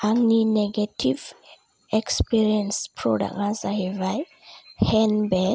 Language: Bodo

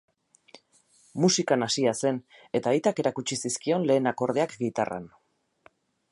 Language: Basque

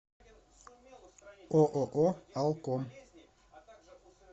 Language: Russian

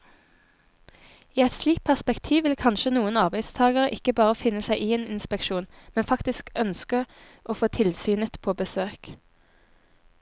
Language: Norwegian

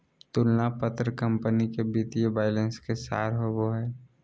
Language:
Magahi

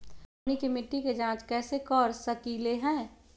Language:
Magahi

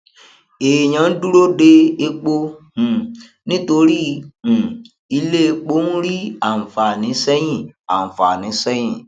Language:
Yoruba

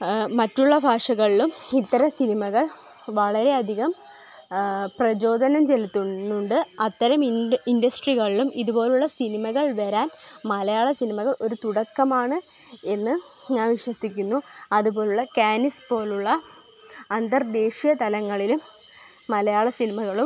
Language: Malayalam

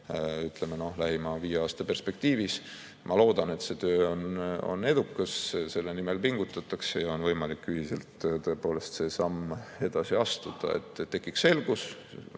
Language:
Estonian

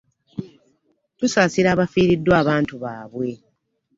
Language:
Ganda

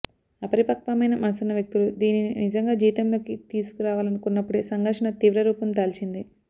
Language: Telugu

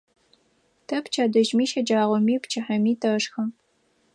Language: Adyghe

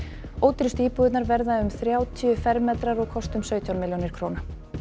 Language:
Icelandic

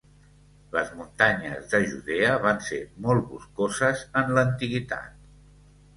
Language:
Catalan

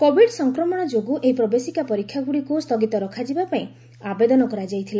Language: Odia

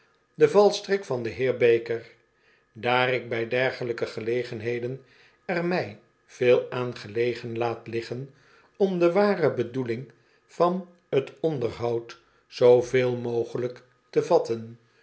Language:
Dutch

